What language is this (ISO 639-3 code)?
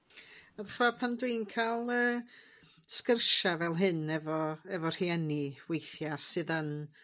cym